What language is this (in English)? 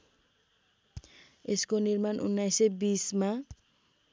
Nepali